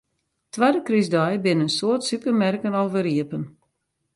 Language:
Western Frisian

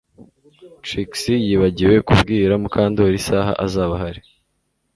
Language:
Kinyarwanda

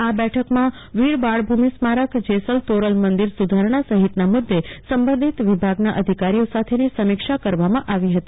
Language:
Gujarati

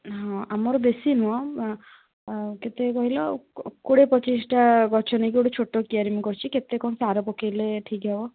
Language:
Odia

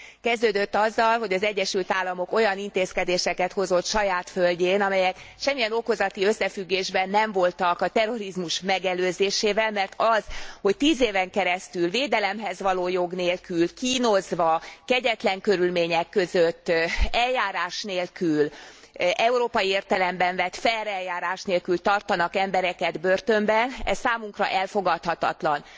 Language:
Hungarian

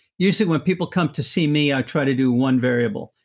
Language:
English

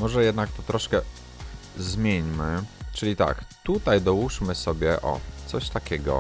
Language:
Polish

